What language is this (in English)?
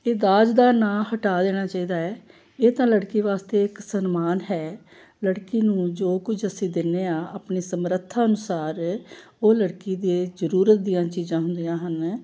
Punjabi